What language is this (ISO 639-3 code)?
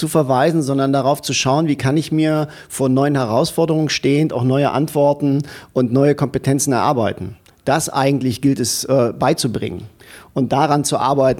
deu